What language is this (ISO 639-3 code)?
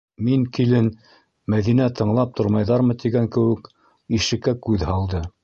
bak